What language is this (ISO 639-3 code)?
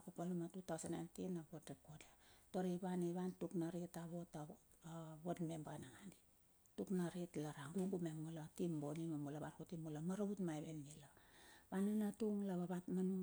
bxf